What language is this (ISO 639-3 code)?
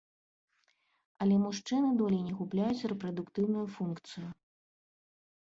bel